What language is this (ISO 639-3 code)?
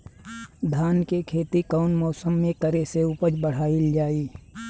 bho